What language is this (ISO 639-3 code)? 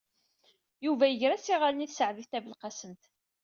kab